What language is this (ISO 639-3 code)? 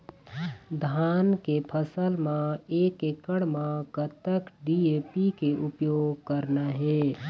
hne